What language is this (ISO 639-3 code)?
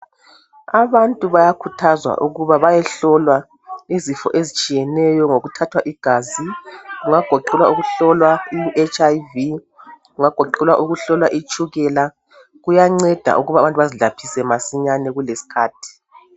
nde